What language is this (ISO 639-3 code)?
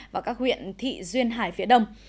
vie